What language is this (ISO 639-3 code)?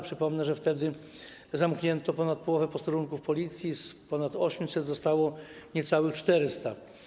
pol